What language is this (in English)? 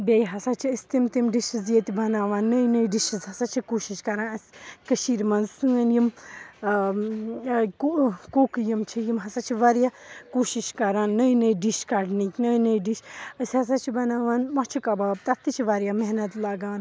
Kashmiri